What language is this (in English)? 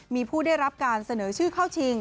Thai